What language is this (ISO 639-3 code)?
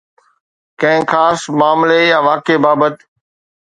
snd